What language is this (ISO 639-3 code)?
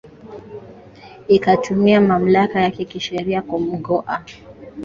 swa